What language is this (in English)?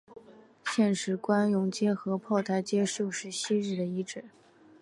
Chinese